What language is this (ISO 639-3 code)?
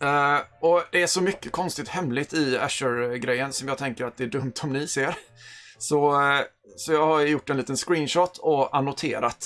swe